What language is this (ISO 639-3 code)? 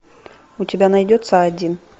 rus